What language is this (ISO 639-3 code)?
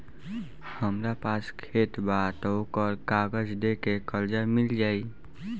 bho